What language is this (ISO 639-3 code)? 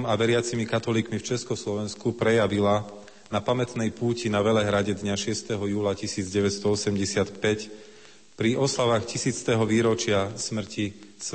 slk